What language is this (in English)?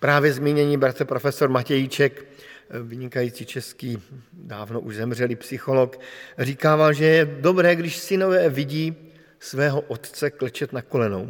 Czech